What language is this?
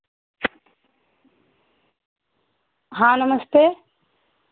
Hindi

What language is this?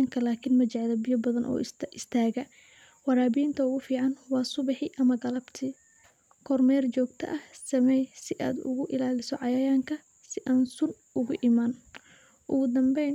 Somali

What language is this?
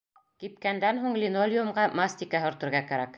Bashkir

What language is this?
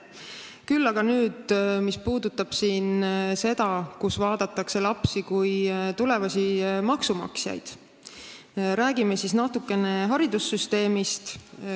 Estonian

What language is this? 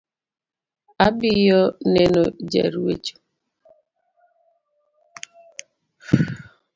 Luo (Kenya and Tanzania)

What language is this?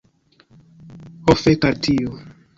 Esperanto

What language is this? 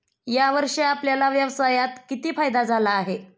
Marathi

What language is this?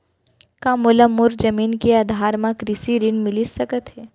Chhattisgarhi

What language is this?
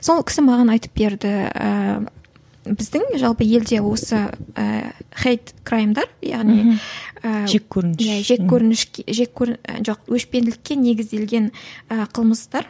Kazakh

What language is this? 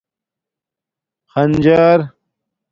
Domaaki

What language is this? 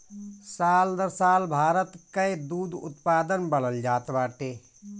Bhojpuri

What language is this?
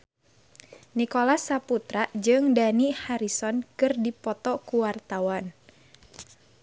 Sundanese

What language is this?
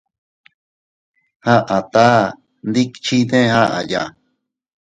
Teutila Cuicatec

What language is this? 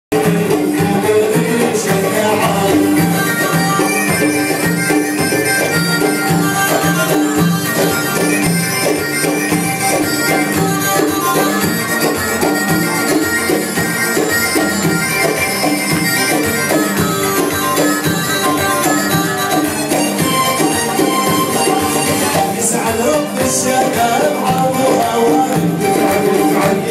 Arabic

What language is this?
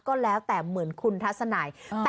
Thai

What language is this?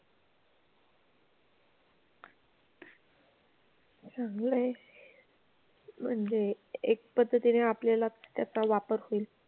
Marathi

